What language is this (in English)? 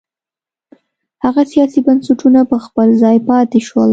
Pashto